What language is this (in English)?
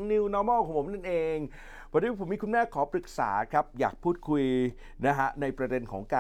Thai